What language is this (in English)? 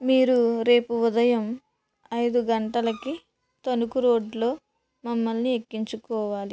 Telugu